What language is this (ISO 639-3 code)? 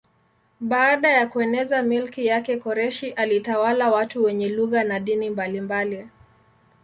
swa